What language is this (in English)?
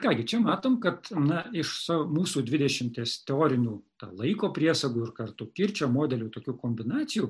Lithuanian